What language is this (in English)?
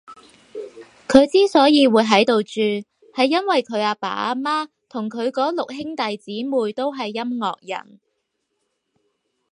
Cantonese